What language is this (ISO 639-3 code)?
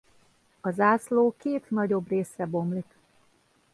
hun